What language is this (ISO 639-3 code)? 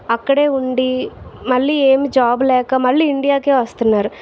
tel